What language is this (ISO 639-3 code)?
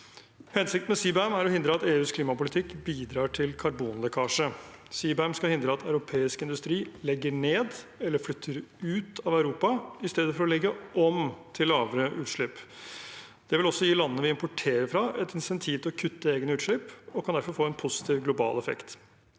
nor